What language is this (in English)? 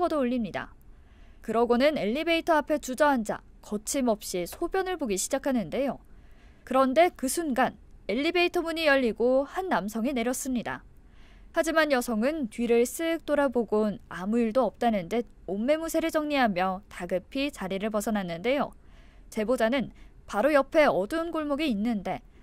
Korean